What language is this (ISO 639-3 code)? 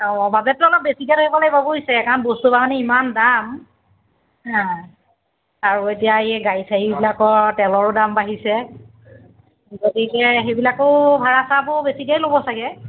asm